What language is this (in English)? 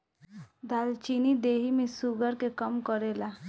Bhojpuri